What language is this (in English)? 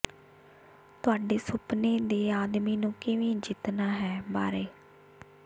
Punjabi